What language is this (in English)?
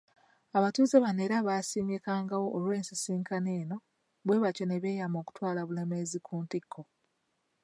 Ganda